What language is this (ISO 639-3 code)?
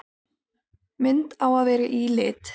isl